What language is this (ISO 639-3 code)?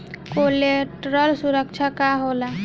bho